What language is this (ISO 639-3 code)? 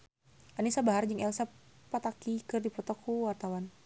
sun